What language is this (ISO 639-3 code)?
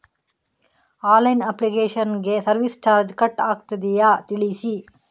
kan